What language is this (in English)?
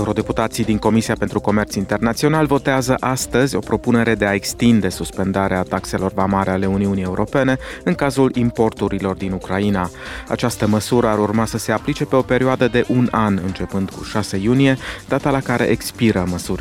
Romanian